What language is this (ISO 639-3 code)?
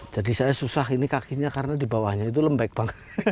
ind